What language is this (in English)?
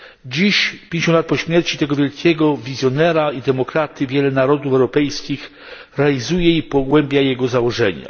Polish